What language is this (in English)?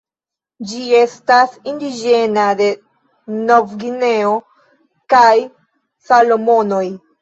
Esperanto